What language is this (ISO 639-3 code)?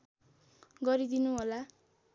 nep